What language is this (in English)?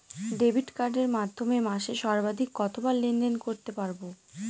Bangla